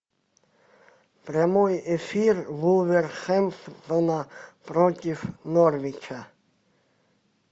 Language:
Russian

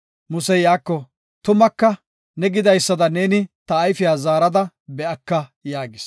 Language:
Gofa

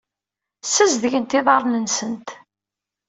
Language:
Kabyle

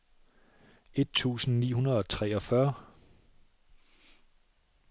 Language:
Danish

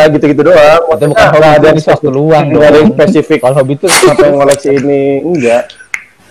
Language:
Indonesian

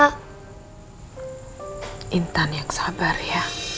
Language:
Indonesian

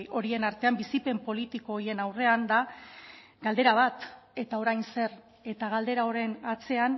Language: Basque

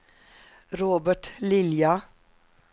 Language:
Swedish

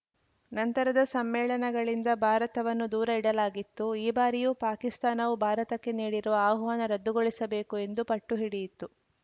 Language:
Kannada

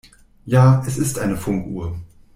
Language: German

